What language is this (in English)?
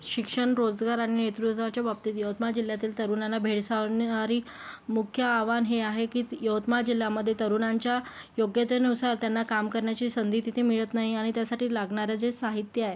Marathi